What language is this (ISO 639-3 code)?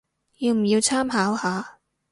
yue